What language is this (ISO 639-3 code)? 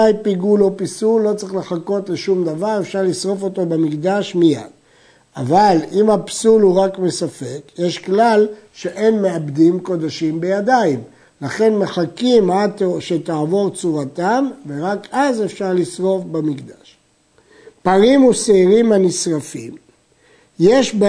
heb